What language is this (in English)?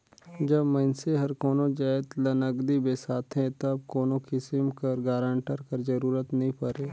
Chhattisgarhi